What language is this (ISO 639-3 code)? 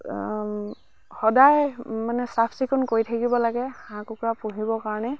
asm